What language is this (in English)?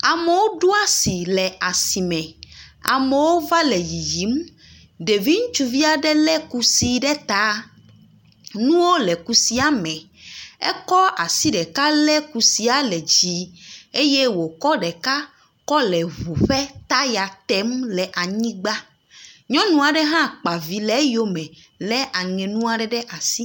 Ewe